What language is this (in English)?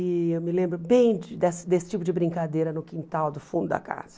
Portuguese